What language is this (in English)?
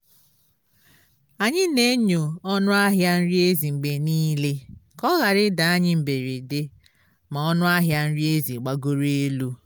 Igbo